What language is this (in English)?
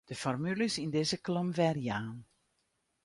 Western Frisian